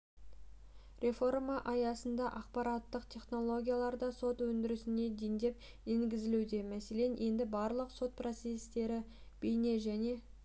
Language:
Kazakh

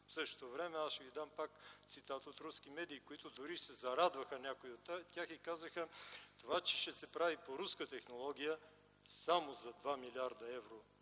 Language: Bulgarian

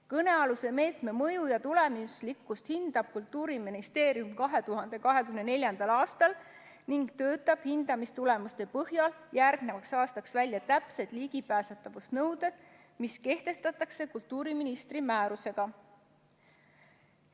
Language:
Estonian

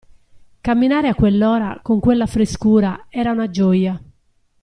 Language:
Italian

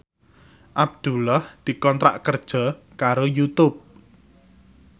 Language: Javanese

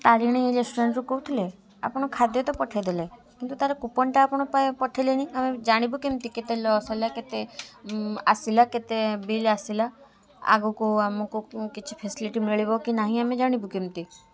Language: Odia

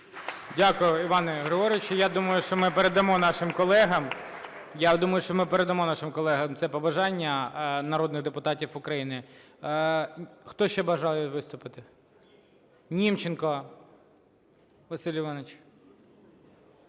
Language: Ukrainian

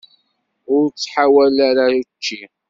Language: Kabyle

